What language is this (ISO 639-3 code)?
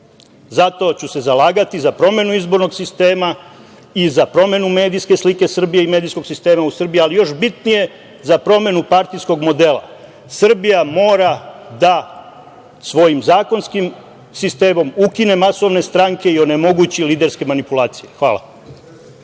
srp